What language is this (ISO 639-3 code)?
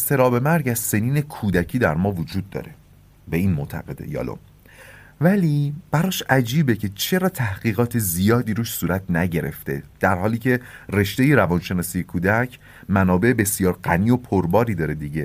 fas